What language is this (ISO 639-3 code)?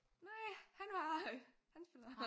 dan